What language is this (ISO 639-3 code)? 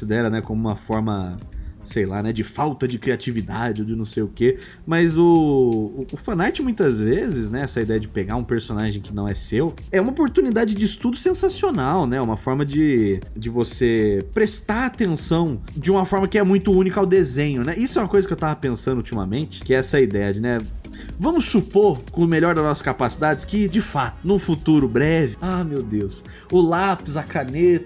por